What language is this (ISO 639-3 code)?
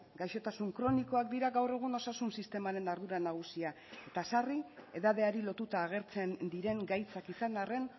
eus